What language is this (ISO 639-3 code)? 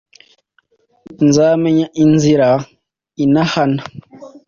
kin